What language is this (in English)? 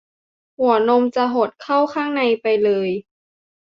Thai